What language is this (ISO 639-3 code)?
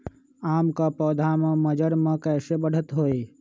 mag